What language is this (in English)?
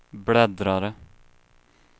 Swedish